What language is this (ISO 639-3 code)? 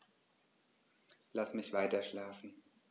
deu